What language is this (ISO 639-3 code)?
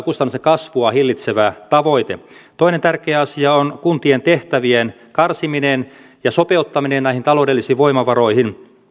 fin